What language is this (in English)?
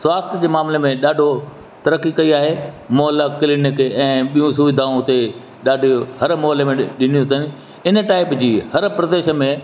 Sindhi